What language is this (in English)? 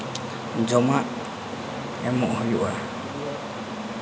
Santali